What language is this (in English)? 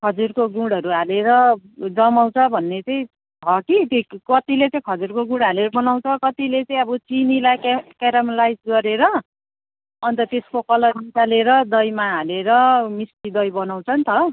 Nepali